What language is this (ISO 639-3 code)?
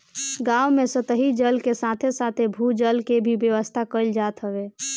bho